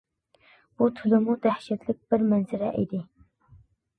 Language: Uyghur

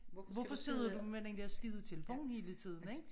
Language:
Danish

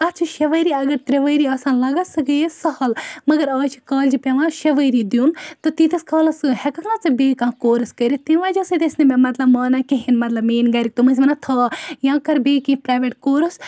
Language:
Kashmiri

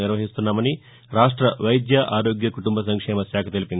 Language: Telugu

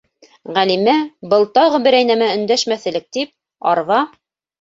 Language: Bashkir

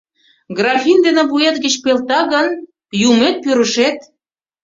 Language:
Mari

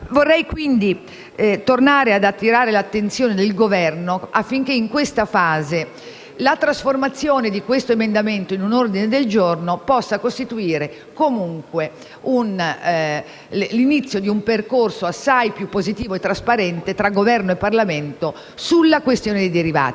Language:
Italian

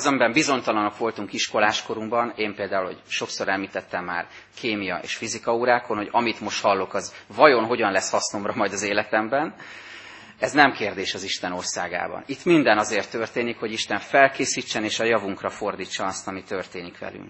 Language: Hungarian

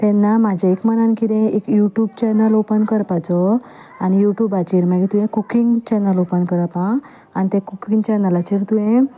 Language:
Konkani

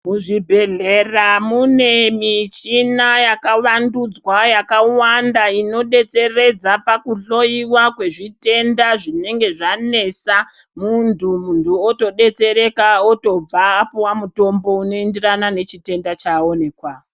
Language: Ndau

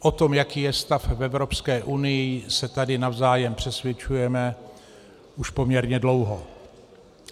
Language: Czech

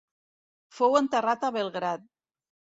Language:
Catalan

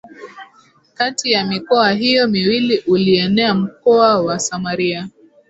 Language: Swahili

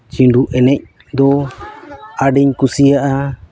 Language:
Santali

